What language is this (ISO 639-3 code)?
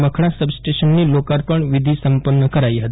guj